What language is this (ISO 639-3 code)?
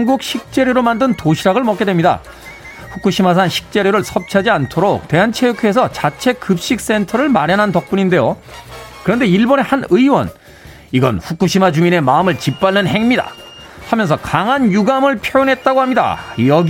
kor